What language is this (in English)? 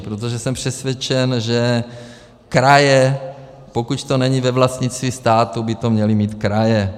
Czech